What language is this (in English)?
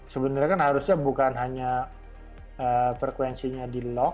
Indonesian